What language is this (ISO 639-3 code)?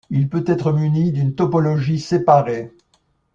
fra